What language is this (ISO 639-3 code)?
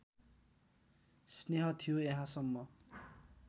nep